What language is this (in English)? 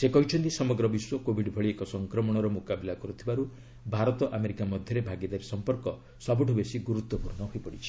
Odia